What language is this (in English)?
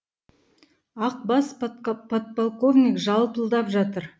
Kazakh